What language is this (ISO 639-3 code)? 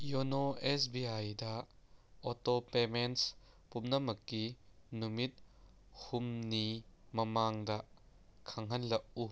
mni